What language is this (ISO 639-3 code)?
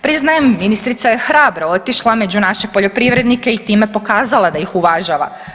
hrv